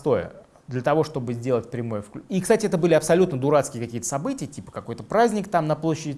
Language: Russian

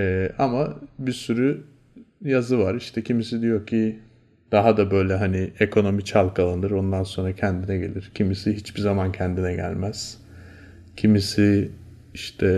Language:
Turkish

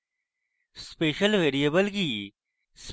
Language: Bangla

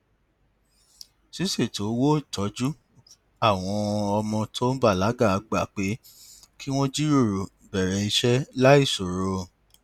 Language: Yoruba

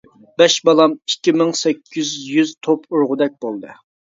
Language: Uyghur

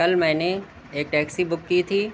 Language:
Urdu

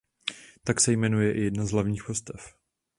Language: Czech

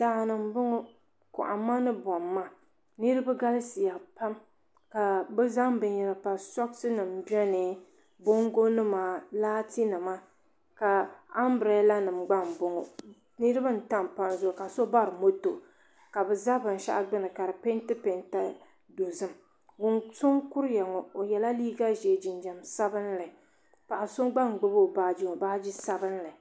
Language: Dagbani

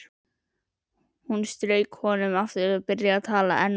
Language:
Icelandic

